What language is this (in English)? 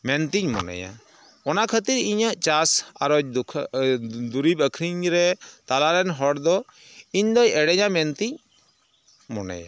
Santali